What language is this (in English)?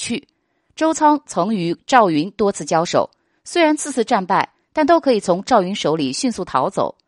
Chinese